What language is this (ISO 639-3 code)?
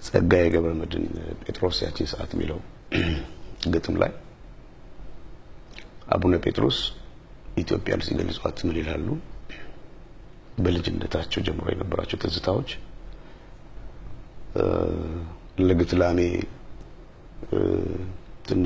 ara